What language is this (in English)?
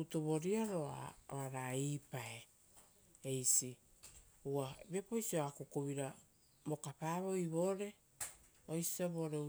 Rotokas